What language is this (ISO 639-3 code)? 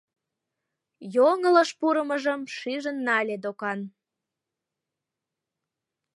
chm